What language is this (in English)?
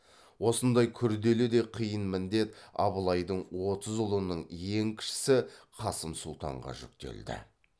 Kazakh